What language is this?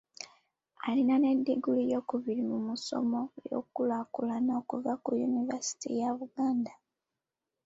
Ganda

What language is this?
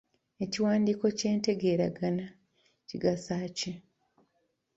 Ganda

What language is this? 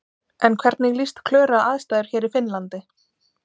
Icelandic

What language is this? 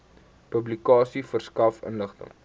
Afrikaans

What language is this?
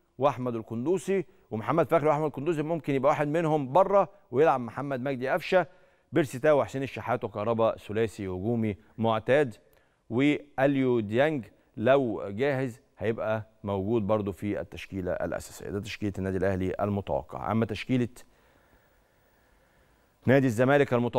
Arabic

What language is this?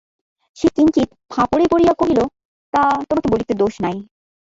Bangla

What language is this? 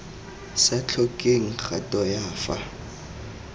Tswana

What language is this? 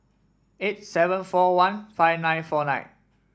English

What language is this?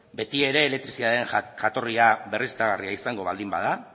Basque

